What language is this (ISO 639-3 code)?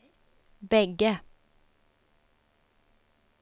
swe